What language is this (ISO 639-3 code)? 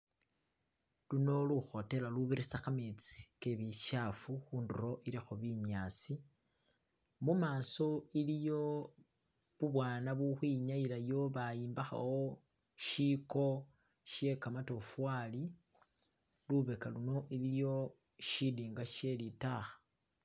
myx